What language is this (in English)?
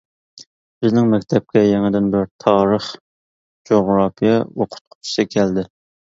Uyghur